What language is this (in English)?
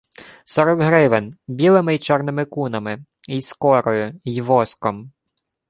Ukrainian